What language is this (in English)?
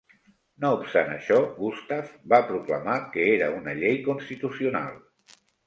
Catalan